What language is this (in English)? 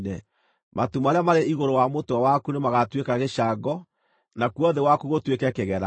Kikuyu